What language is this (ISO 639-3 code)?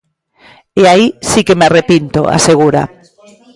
glg